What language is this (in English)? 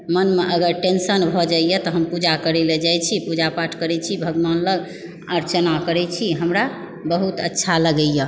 Maithili